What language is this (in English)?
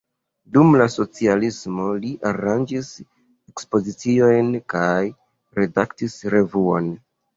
Esperanto